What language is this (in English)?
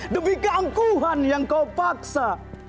Indonesian